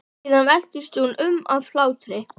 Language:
Icelandic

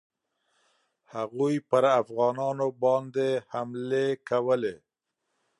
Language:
Pashto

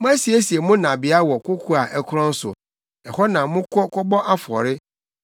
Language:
Akan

